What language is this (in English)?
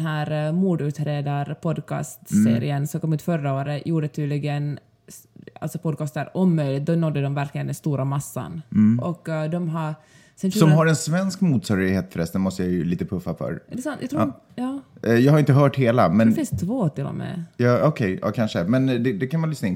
Swedish